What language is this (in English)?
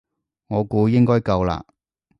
Cantonese